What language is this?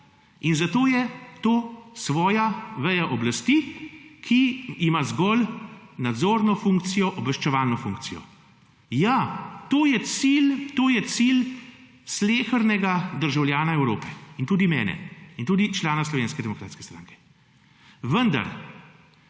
Slovenian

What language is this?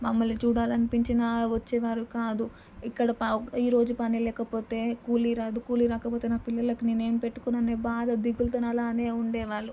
Telugu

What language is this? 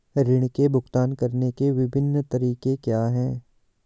Hindi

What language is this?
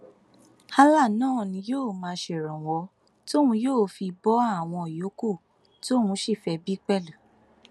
Yoruba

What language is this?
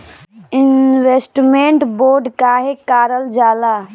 Bhojpuri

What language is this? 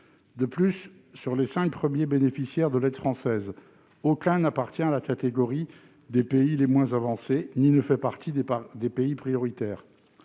French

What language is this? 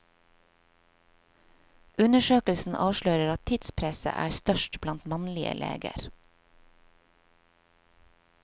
Norwegian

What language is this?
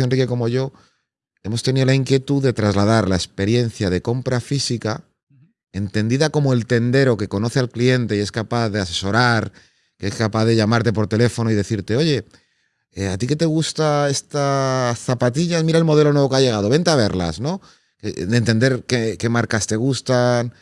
Spanish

